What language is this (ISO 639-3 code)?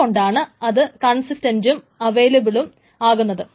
mal